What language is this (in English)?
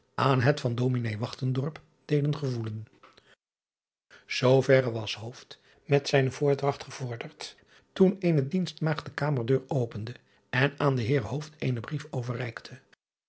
Dutch